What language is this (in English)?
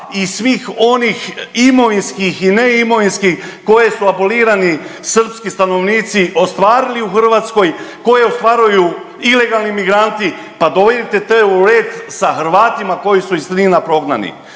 Croatian